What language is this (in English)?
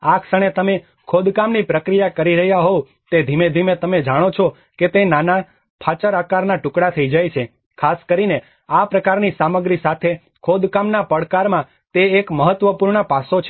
Gujarati